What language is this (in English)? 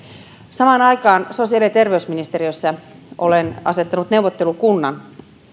Finnish